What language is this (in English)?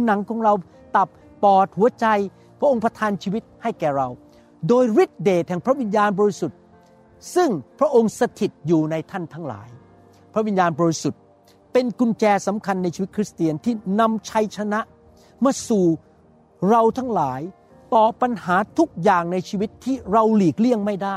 Thai